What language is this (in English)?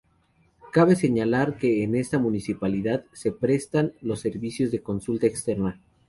Spanish